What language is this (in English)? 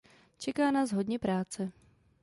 Czech